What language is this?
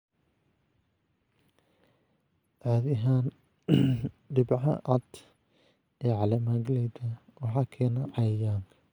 Somali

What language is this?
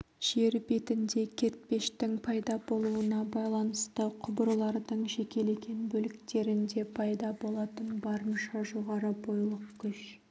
Kazakh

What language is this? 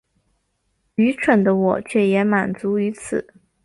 Chinese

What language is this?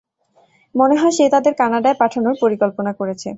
Bangla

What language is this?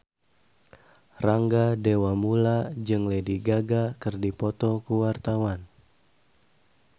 Sundanese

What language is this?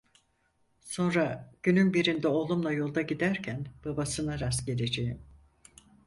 Turkish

